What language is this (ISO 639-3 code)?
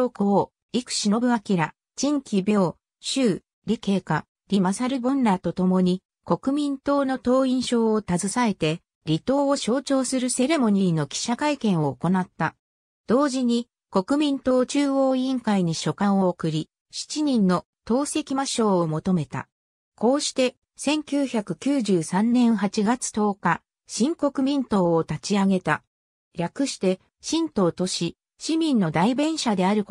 jpn